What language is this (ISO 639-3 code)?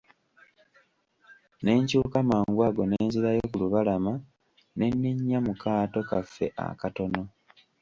lug